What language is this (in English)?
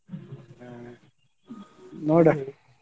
Kannada